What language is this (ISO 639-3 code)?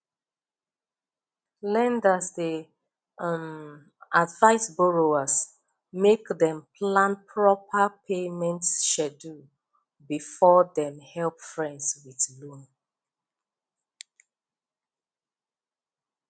pcm